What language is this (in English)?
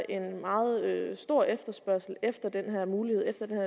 Danish